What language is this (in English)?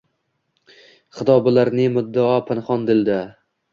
Uzbek